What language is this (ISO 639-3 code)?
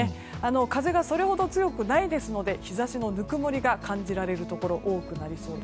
jpn